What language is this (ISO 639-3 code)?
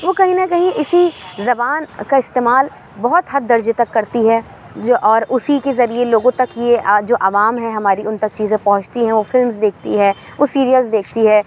urd